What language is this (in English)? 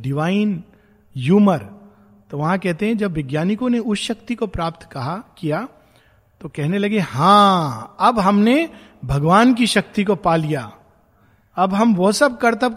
Hindi